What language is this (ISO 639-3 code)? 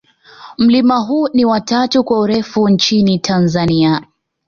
swa